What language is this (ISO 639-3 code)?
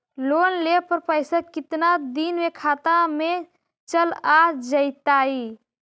mag